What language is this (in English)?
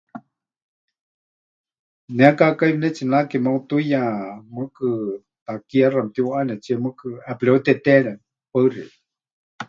Huichol